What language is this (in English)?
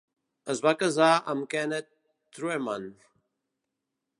Catalan